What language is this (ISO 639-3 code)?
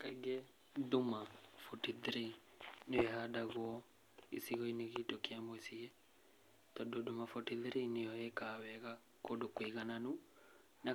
kik